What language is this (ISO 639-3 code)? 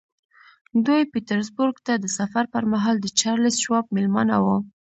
pus